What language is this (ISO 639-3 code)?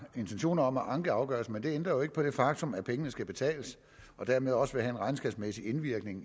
dan